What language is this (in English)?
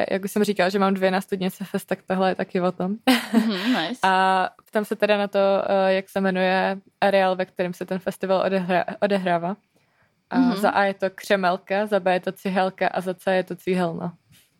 Czech